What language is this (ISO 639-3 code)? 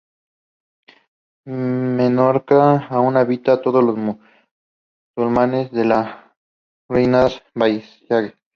spa